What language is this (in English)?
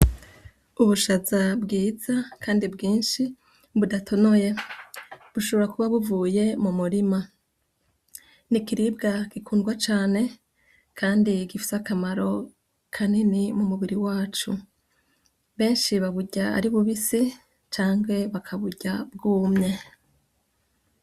Rundi